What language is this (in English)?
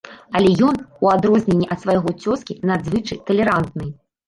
Belarusian